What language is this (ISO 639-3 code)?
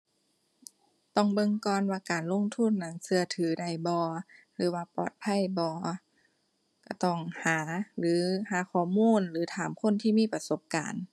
tha